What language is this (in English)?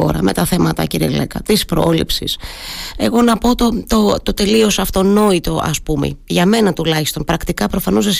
Greek